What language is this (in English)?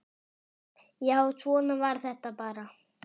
Icelandic